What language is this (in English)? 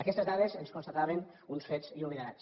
Catalan